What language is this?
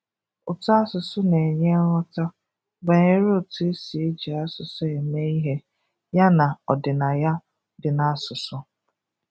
Igbo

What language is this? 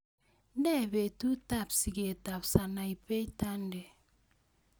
Kalenjin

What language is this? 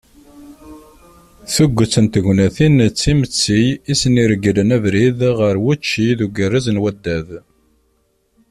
Kabyle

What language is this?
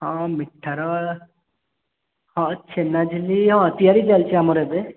Odia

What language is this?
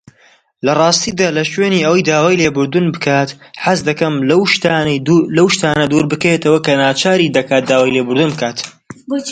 Central Kurdish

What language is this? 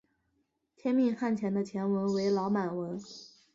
Chinese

